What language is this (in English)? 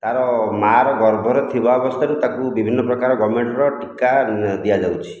Odia